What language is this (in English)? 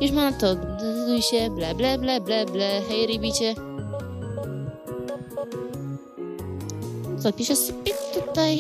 Polish